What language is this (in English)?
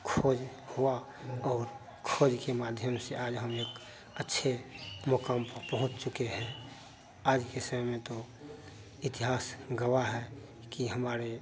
Hindi